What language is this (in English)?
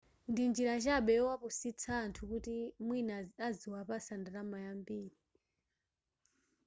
Nyanja